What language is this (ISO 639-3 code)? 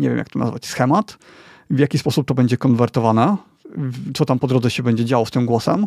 pol